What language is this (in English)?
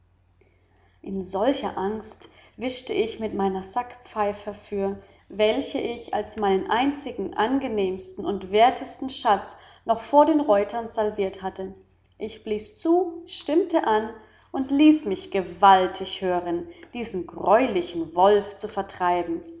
German